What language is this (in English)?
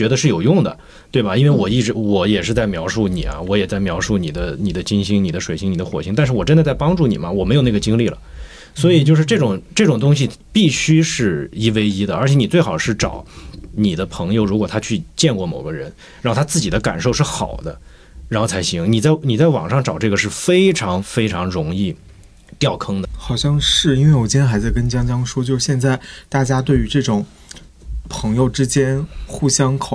Chinese